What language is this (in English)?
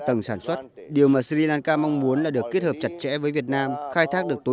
Vietnamese